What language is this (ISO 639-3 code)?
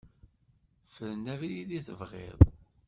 kab